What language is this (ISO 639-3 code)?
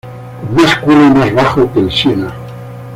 spa